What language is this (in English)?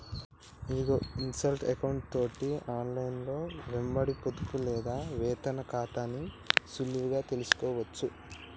Telugu